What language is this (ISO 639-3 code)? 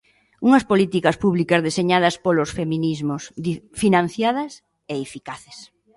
glg